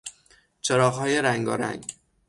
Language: Persian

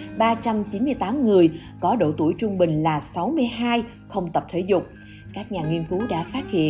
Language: Vietnamese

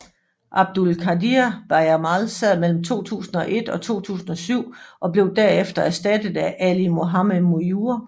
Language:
Danish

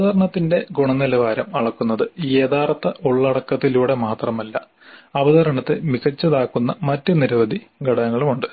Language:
Malayalam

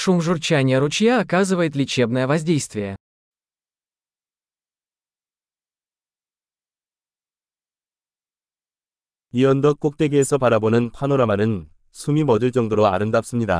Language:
Korean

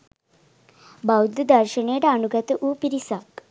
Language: Sinhala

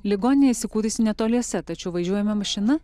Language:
Lithuanian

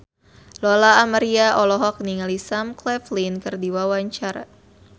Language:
Sundanese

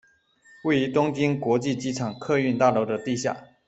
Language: Chinese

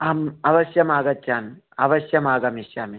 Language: Sanskrit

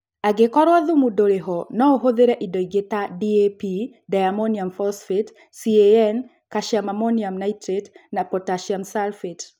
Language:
Kikuyu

